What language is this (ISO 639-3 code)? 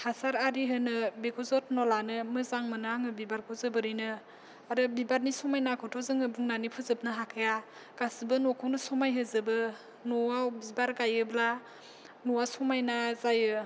brx